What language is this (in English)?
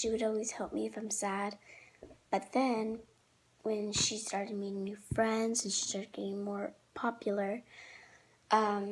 English